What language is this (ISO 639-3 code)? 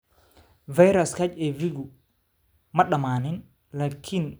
som